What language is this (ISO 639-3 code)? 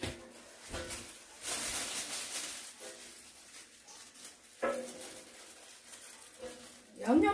kor